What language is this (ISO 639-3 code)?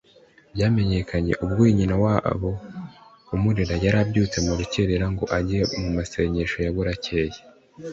kin